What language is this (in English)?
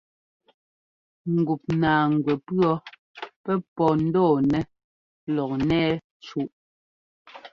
Ngomba